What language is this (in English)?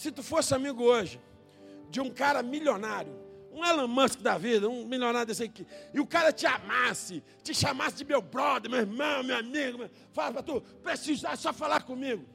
Portuguese